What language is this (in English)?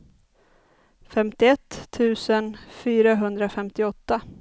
Swedish